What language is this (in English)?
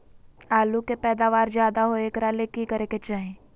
Magahi